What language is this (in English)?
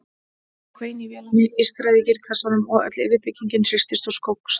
Icelandic